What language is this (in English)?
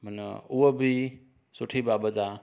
Sindhi